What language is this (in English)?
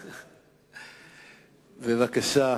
Hebrew